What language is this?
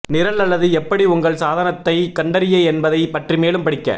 Tamil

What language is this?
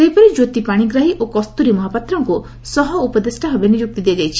Odia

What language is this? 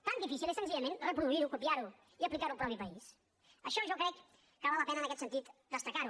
Catalan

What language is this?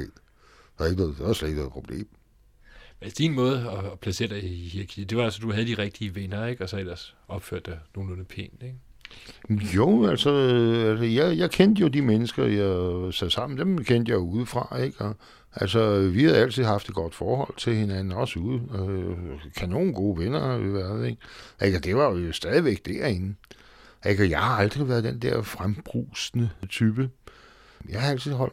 Danish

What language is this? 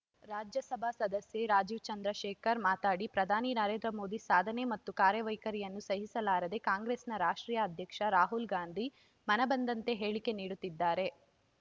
Kannada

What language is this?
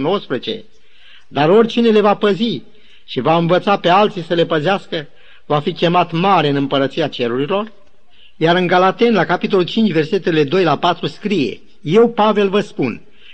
Romanian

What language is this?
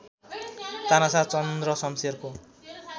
Nepali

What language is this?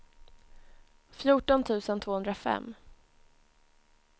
Swedish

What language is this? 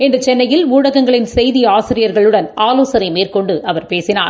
Tamil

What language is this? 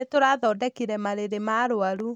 Kikuyu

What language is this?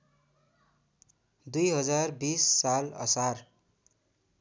Nepali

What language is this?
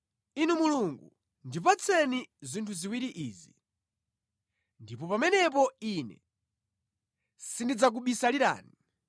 Nyanja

